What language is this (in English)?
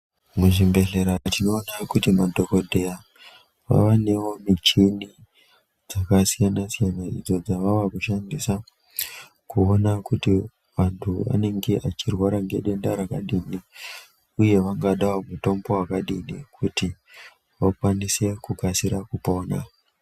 Ndau